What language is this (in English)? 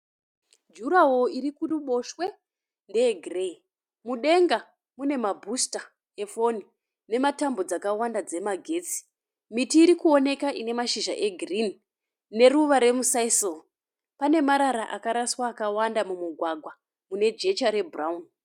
Shona